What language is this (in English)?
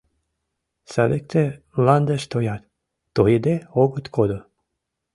Mari